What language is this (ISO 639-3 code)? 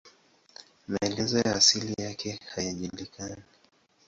swa